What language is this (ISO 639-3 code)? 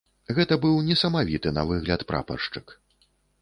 bel